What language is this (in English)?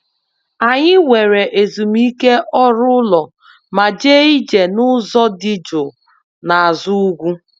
Igbo